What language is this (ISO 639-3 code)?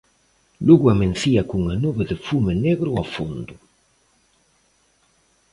glg